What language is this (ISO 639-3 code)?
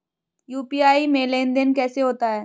hin